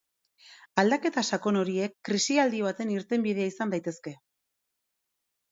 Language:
Basque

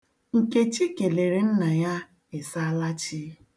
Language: Igbo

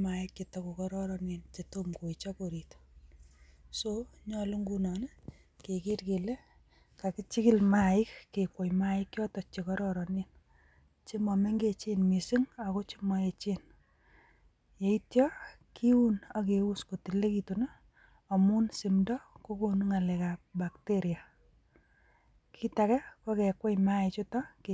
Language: Kalenjin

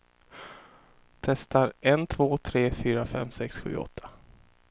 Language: Swedish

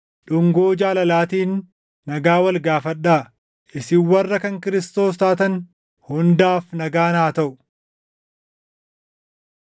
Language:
Oromo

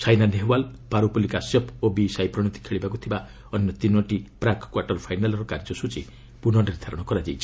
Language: Odia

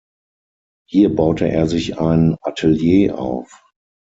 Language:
German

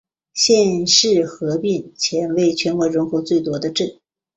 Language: Chinese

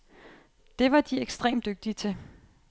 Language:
Danish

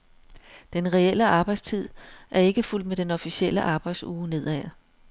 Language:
Danish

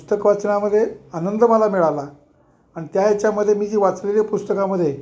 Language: Marathi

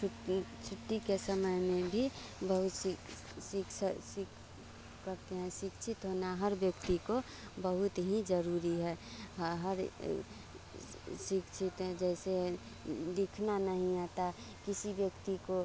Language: Hindi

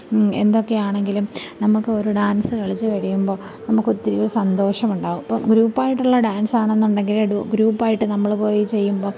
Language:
Malayalam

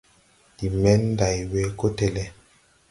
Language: Tupuri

